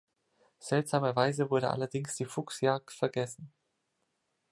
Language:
German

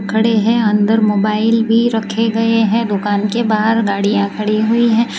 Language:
Hindi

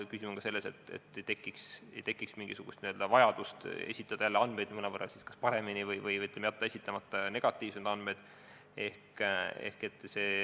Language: Estonian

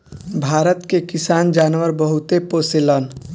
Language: Bhojpuri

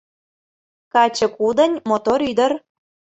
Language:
Mari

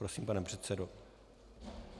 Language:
Czech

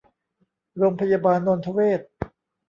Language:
Thai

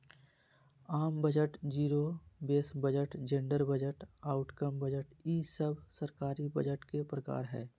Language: Magahi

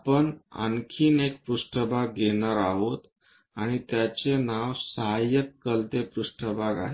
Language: Marathi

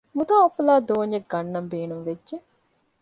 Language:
Divehi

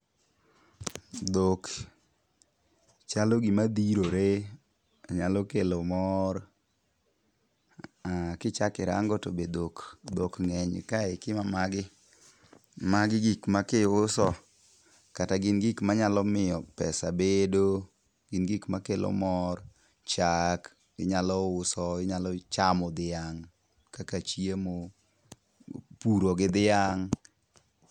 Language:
Luo (Kenya and Tanzania)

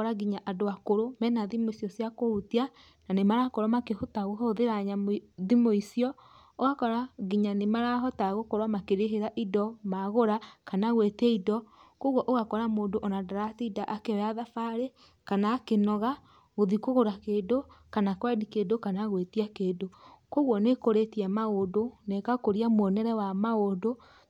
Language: Kikuyu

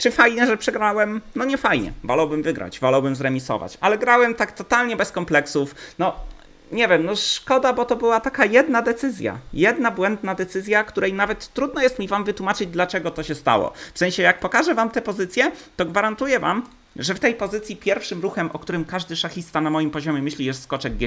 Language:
Polish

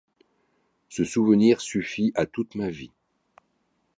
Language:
French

